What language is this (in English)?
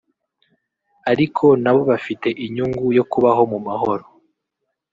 Kinyarwanda